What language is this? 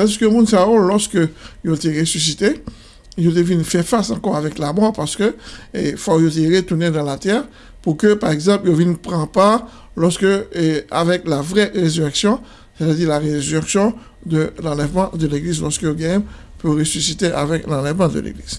French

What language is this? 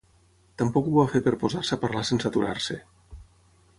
Catalan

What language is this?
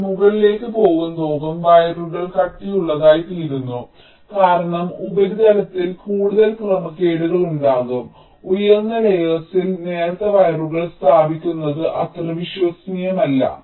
Malayalam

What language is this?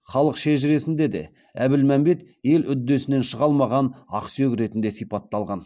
Kazakh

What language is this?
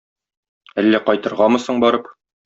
Tatar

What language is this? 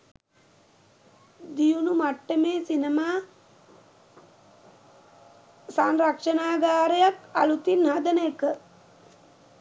Sinhala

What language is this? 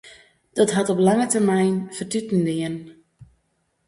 Western Frisian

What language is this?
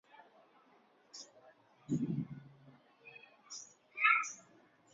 Chinese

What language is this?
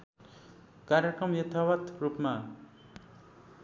Nepali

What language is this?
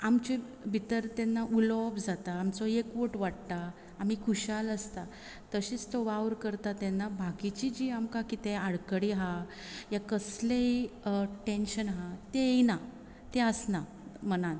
Konkani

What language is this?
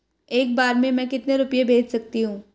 Hindi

